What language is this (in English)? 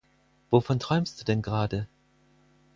German